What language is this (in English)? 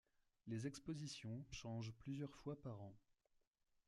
French